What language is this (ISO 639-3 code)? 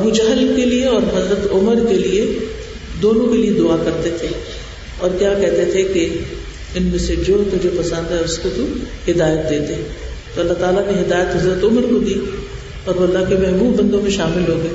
urd